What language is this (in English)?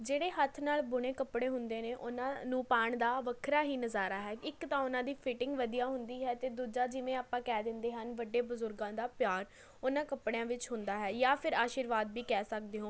Punjabi